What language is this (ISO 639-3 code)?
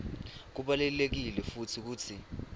ssw